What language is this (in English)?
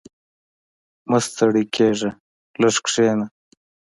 Pashto